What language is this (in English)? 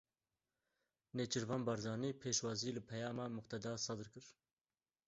Kurdish